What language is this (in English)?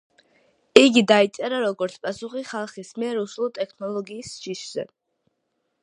Georgian